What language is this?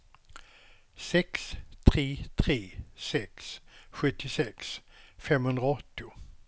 Swedish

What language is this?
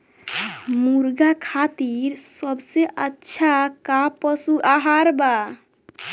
Bhojpuri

